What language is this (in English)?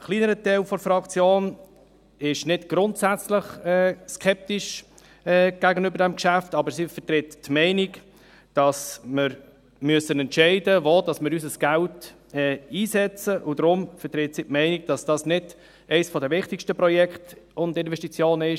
Swiss German